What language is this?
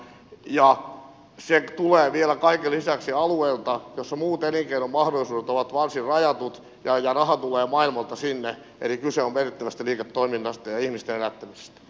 Finnish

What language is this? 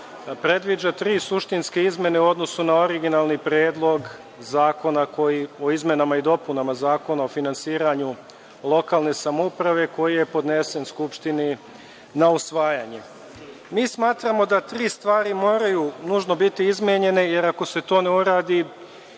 Serbian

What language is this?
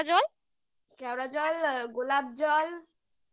Bangla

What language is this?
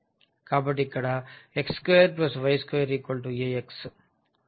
Telugu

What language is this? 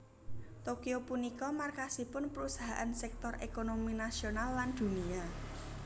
Javanese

